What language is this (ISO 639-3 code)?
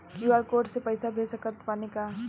bho